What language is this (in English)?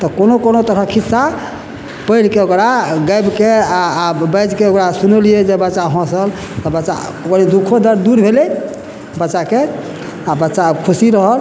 Maithili